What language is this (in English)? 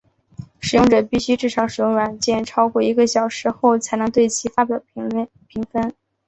Chinese